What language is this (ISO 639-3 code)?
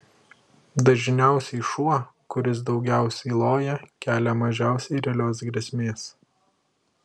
lit